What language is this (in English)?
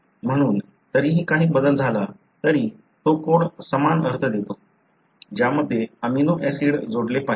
Marathi